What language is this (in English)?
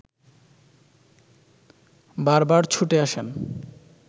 Bangla